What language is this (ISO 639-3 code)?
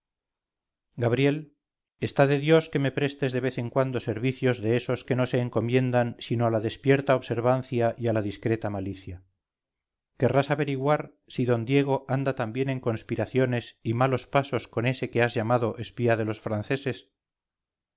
spa